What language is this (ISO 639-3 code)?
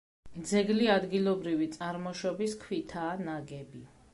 kat